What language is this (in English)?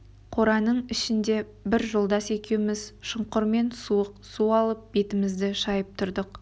Kazakh